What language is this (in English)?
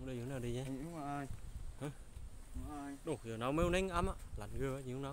Vietnamese